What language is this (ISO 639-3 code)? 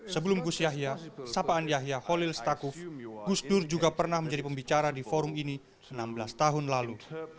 ind